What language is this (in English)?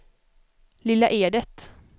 Swedish